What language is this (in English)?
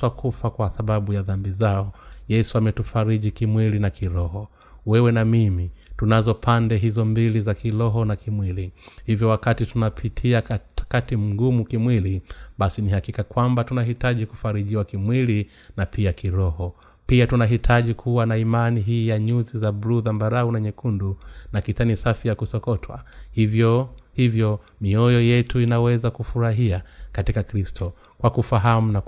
Swahili